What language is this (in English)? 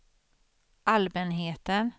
Swedish